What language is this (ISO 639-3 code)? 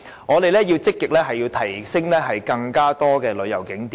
yue